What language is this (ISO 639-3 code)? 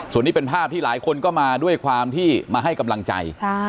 tha